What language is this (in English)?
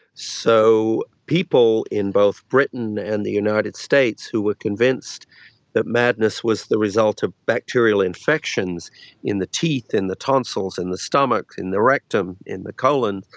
English